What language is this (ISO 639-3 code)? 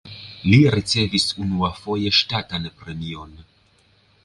epo